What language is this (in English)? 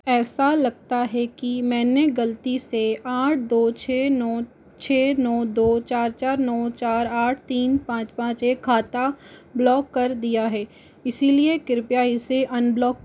Hindi